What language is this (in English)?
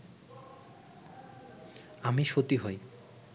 Bangla